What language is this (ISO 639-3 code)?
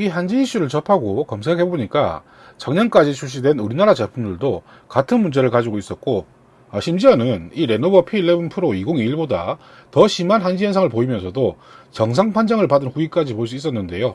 kor